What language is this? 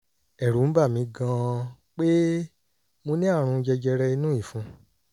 Yoruba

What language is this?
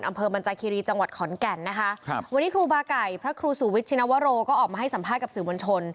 Thai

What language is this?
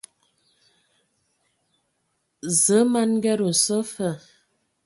Ewondo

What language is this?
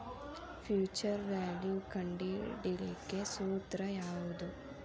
Kannada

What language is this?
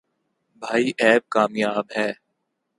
Urdu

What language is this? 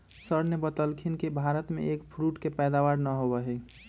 Magahi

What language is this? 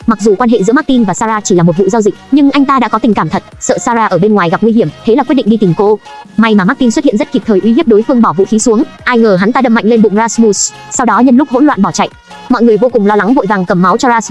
Vietnamese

